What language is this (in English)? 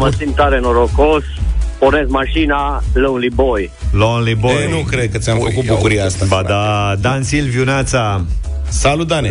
Romanian